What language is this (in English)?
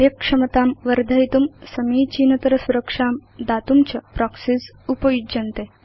Sanskrit